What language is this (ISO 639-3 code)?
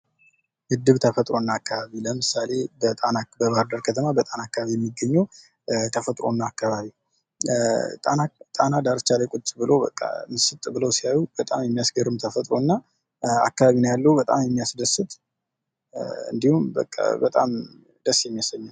amh